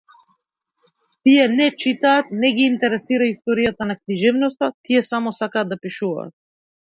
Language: Macedonian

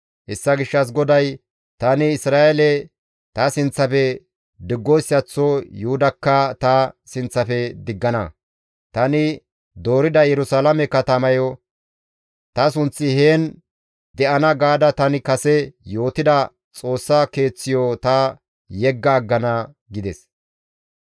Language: Gamo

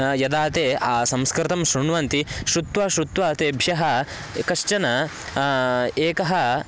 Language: Sanskrit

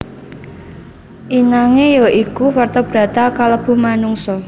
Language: Javanese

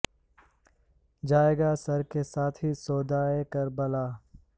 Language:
Urdu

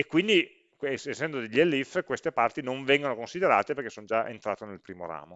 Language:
Italian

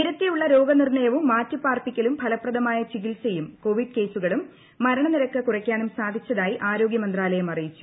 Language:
Malayalam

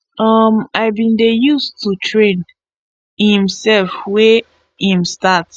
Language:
Nigerian Pidgin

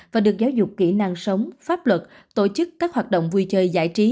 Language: Vietnamese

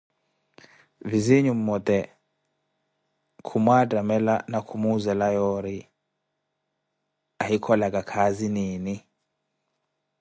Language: Koti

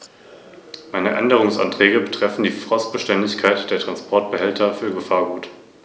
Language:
German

